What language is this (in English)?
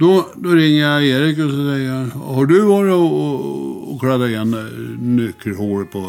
Swedish